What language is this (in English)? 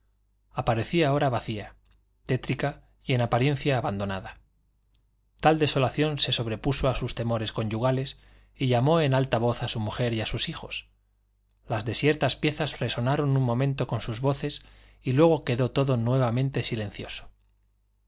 Spanish